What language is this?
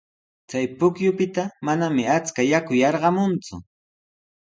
Sihuas Ancash Quechua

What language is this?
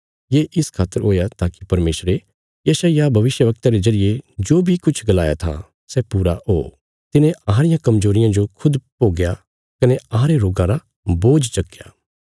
Bilaspuri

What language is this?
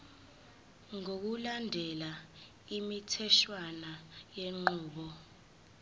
Zulu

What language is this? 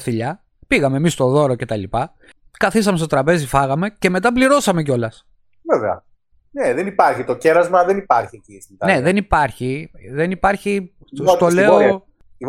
Greek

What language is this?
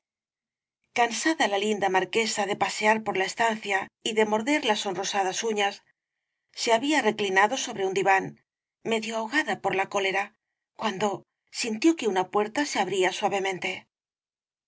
Spanish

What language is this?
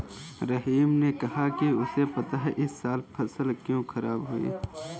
Hindi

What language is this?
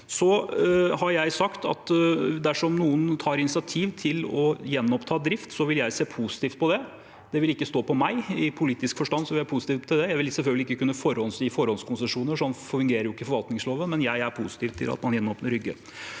Norwegian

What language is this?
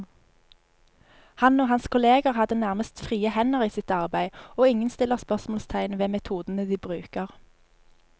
Norwegian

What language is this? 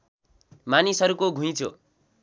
Nepali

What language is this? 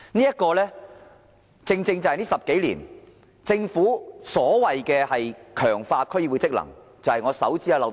Cantonese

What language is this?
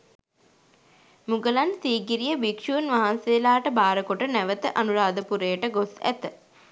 Sinhala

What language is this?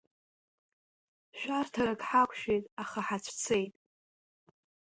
Abkhazian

